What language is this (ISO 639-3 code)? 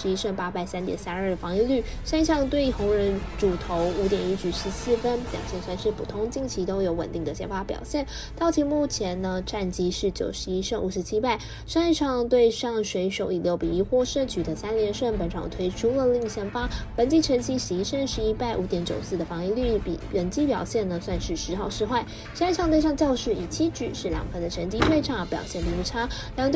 zho